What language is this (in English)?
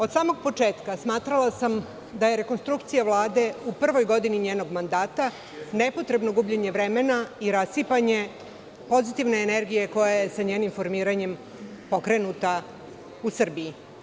Serbian